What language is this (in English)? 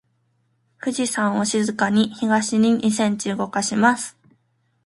Japanese